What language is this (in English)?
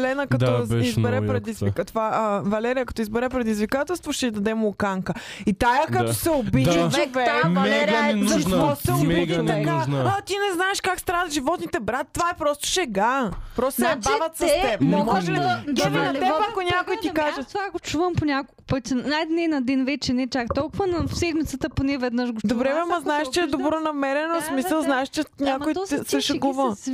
Bulgarian